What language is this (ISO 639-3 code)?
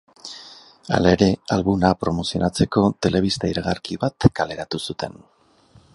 eus